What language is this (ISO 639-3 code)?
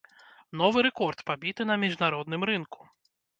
bel